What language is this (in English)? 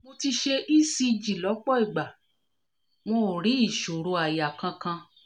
Yoruba